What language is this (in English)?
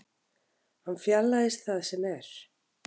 Icelandic